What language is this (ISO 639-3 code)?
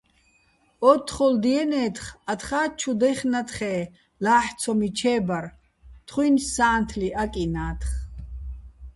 bbl